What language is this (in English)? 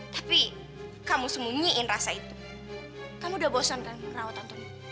Indonesian